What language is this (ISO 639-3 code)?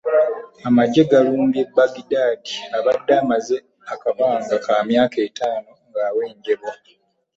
lug